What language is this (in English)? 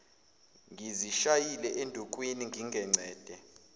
Zulu